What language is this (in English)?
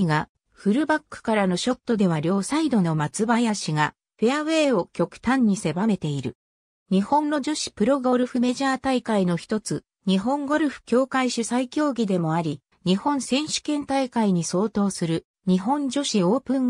Japanese